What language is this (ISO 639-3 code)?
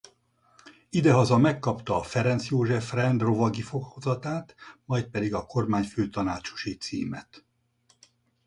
hun